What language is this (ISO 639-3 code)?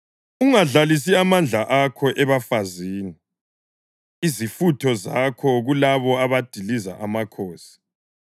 nde